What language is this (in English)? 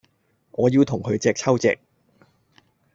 Cantonese